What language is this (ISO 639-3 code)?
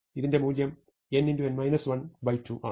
mal